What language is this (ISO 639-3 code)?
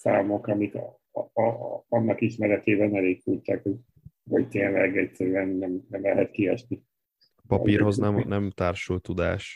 hun